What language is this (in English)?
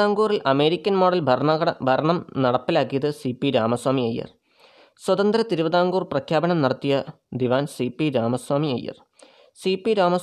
Malayalam